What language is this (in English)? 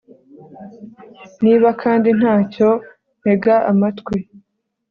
Kinyarwanda